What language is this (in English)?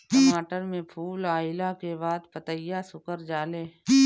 Bhojpuri